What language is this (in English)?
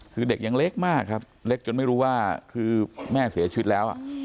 Thai